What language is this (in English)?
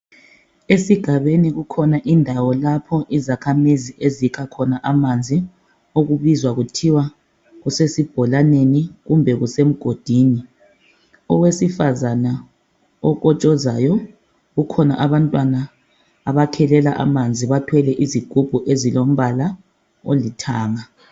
North Ndebele